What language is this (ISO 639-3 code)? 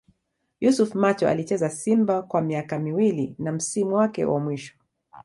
swa